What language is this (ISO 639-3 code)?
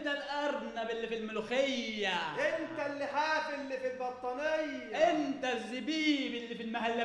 ara